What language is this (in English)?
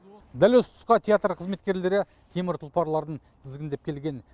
Kazakh